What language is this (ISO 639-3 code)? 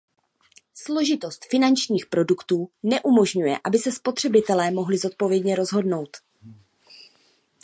ces